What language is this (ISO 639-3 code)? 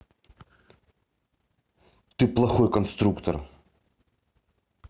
rus